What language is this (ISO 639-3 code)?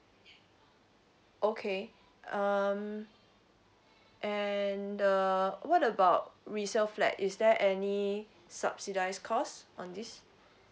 eng